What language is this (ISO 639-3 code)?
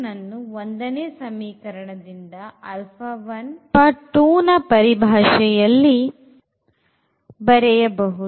kan